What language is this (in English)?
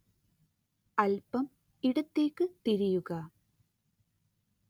Malayalam